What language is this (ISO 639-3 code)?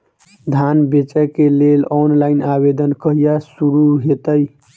mai